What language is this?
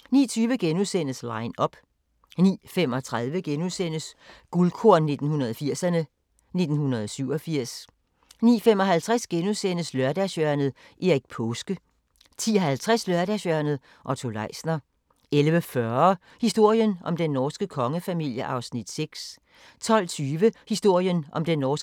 Danish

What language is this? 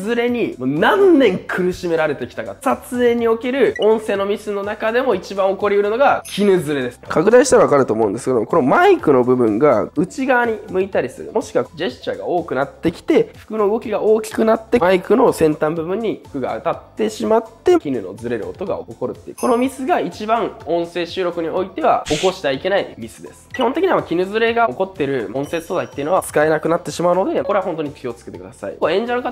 Japanese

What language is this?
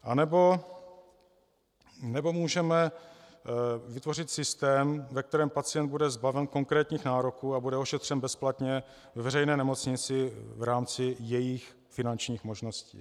Czech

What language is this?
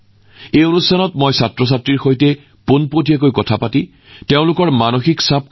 Assamese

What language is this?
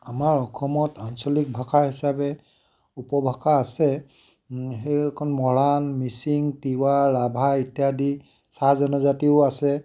Assamese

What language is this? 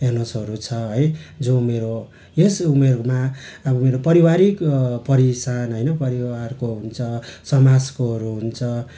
Nepali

